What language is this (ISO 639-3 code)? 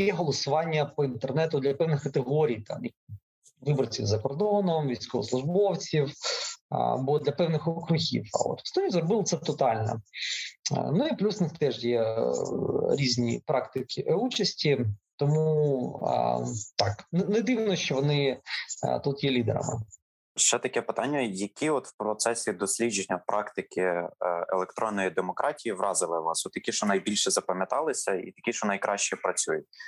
ukr